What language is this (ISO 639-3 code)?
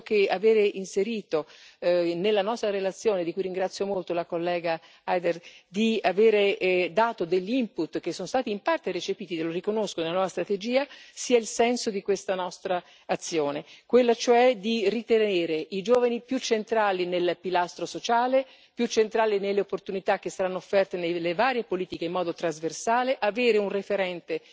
ita